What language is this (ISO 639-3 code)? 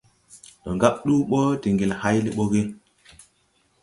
tui